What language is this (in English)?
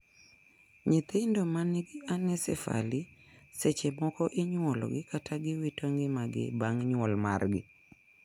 Luo (Kenya and Tanzania)